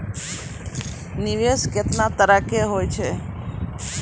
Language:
Maithili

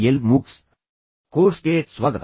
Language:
Kannada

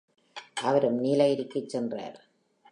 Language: Tamil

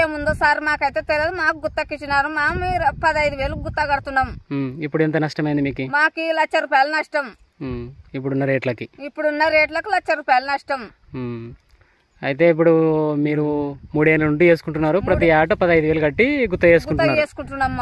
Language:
Thai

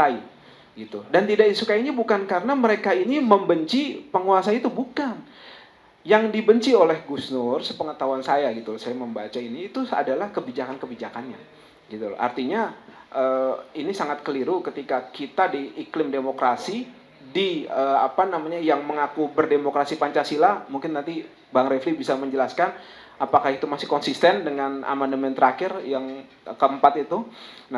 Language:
Indonesian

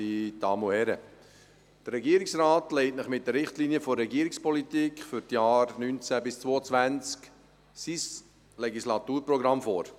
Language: Swiss German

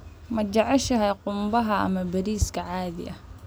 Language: Somali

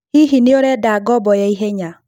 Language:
Kikuyu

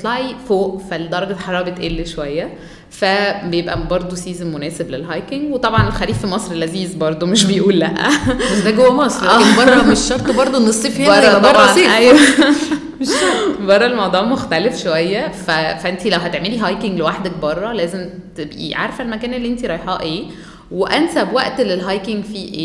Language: Arabic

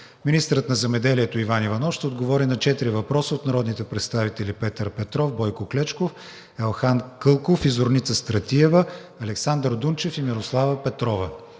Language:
Bulgarian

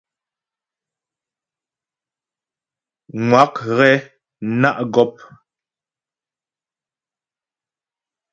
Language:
Ghomala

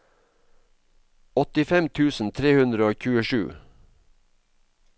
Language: Norwegian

